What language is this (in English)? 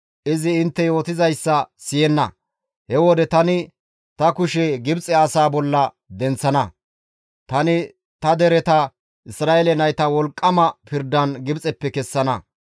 Gamo